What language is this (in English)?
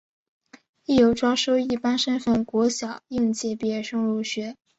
Chinese